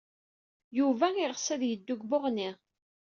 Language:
Kabyle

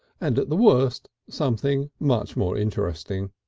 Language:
English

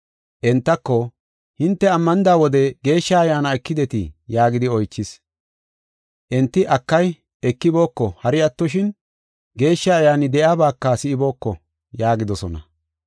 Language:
Gofa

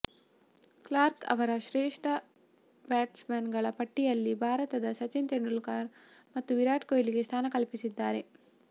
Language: Kannada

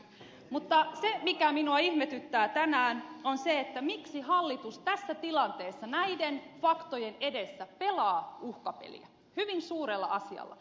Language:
Finnish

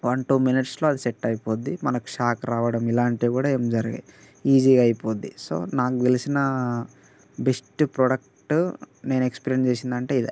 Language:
Telugu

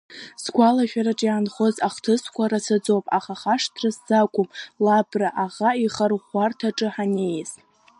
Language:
Abkhazian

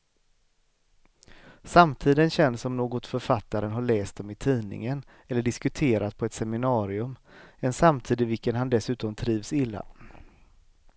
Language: Swedish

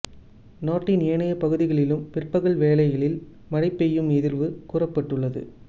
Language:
Tamil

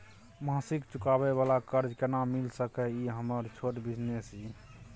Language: Maithili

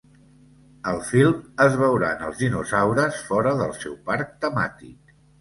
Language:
Catalan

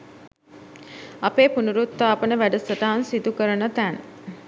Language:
Sinhala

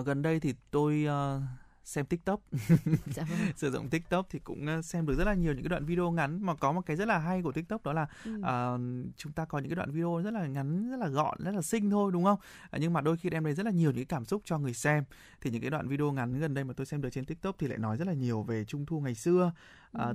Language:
Vietnamese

